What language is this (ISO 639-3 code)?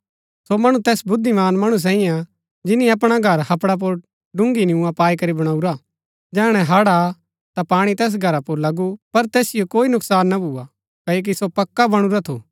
gbk